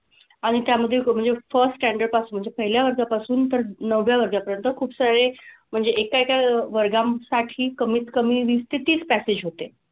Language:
Marathi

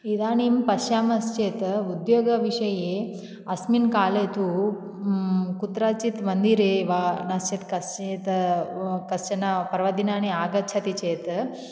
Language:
Sanskrit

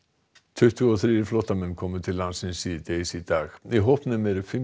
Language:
Icelandic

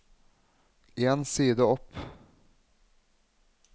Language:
Norwegian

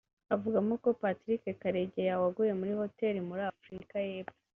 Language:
Kinyarwanda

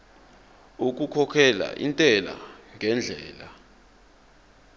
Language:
Zulu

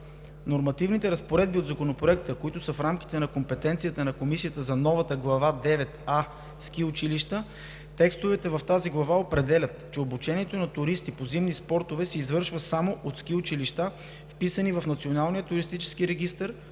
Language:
Bulgarian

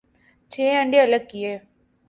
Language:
Urdu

